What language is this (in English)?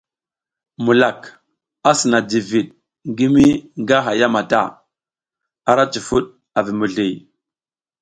South Giziga